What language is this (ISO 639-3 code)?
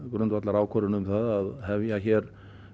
isl